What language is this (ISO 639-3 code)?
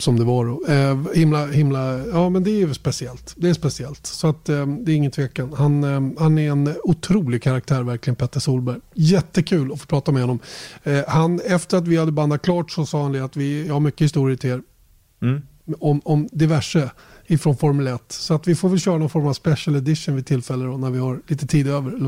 swe